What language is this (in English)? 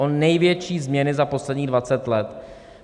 Czech